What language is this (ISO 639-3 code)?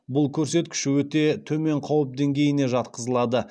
kaz